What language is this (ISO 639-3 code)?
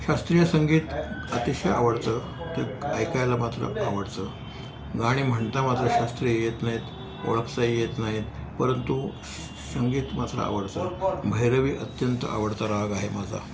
mar